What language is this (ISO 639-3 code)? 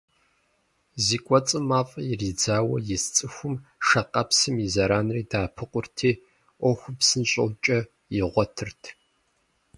kbd